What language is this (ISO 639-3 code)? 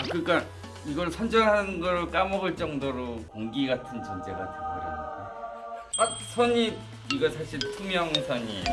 kor